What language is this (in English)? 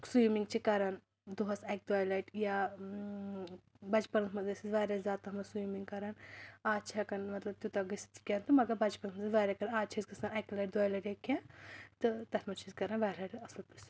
Kashmiri